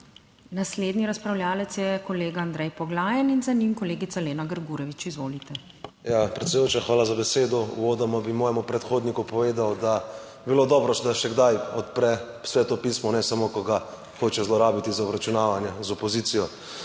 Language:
Slovenian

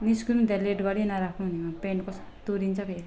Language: Nepali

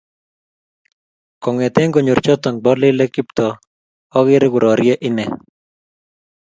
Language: Kalenjin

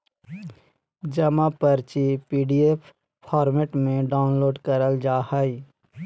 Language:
Magahi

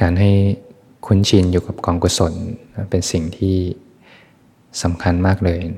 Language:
Thai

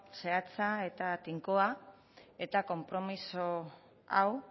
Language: Basque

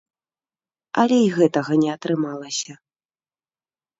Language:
Belarusian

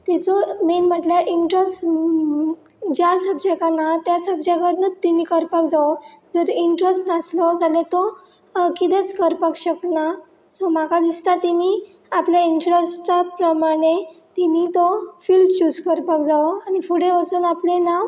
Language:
Konkani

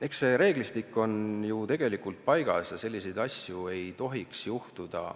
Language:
Estonian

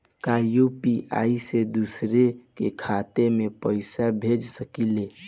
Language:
Bhojpuri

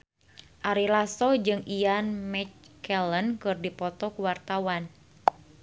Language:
Sundanese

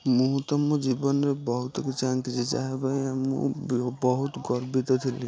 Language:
Odia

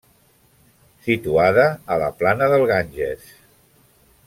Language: Catalan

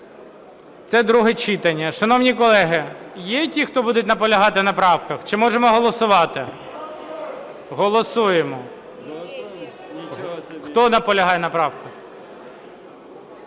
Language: Ukrainian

